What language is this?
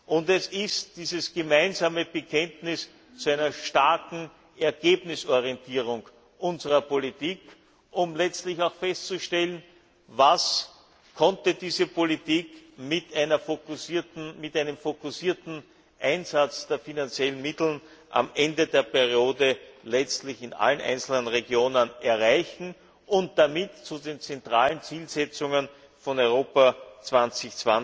German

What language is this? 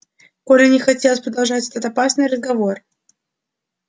Russian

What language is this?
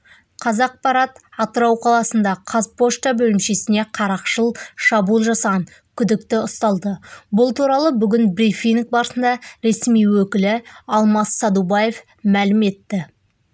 Kazakh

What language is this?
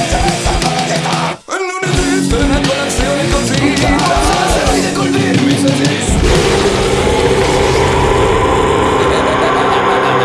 Italian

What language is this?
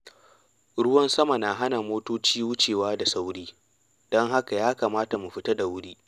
Hausa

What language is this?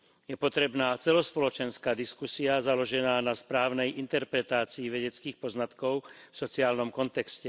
Slovak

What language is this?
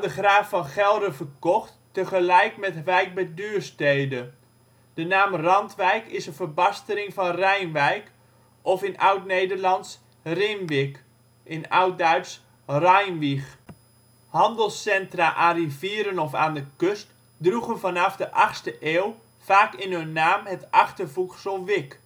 Dutch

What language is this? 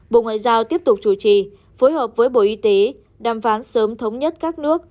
Vietnamese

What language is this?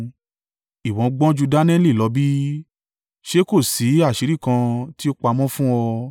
Yoruba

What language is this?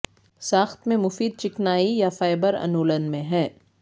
Urdu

